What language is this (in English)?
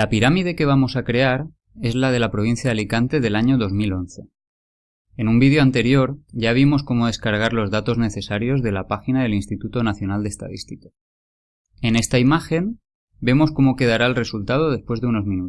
Spanish